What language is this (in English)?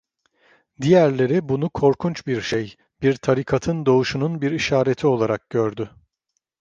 Turkish